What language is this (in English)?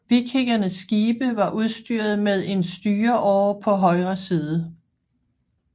Danish